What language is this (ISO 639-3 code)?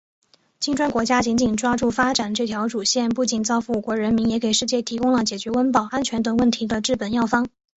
zho